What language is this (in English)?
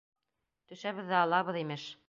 Bashkir